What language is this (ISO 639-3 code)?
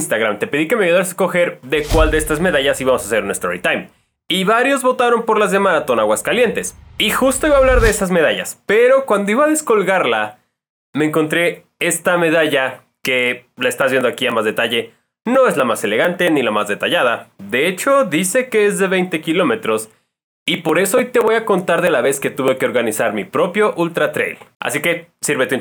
spa